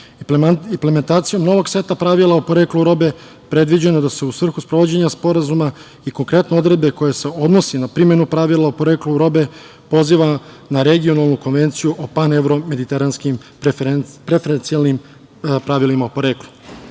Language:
Serbian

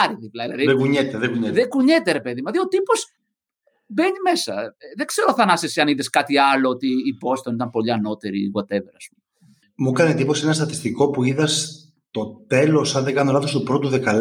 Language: Greek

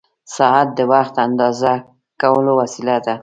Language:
Pashto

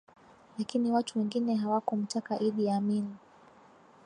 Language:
Swahili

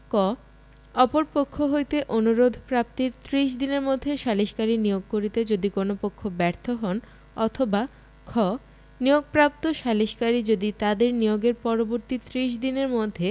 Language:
Bangla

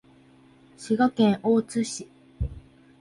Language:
Japanese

